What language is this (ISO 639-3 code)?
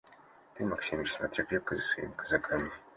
rus